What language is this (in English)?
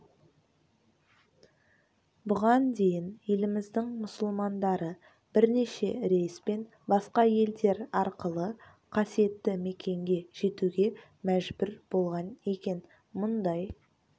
Kazakh